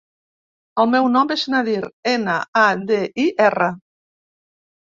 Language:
Catalan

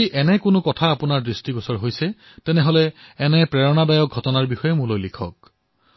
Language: Assamese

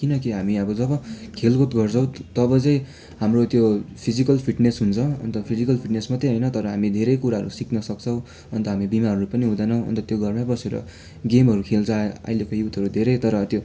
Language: Nepali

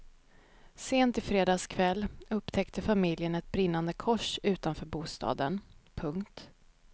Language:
Swedish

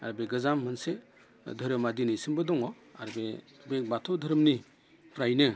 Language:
Bodo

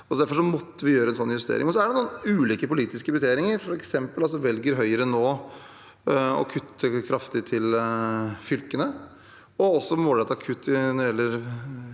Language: Norwegian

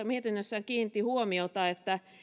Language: Finnish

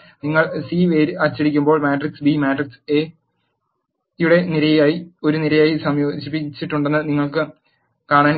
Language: Malayalam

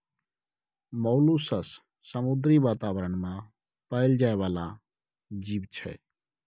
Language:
Maithili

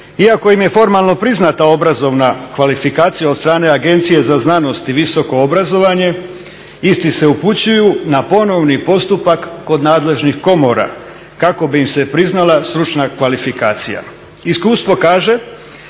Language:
Croatian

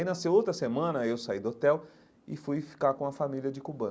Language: Portuguese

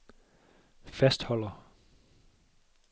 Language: Danish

